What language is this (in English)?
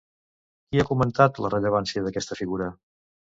Catalan